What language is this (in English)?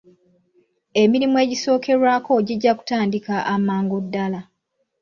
Ganda